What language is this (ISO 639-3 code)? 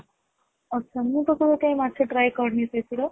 ori